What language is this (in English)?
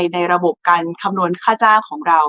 Thai